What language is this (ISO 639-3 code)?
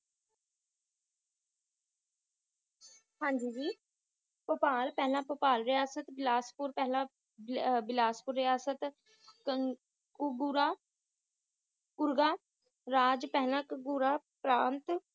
pan